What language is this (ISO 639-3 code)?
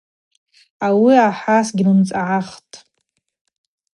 abq